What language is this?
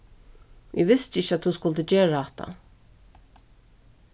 Faroese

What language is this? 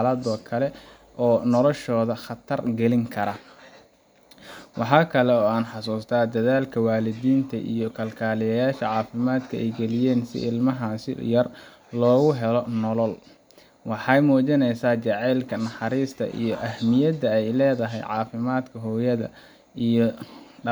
Somali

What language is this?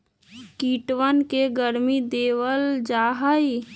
Magahi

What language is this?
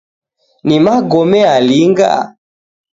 Taita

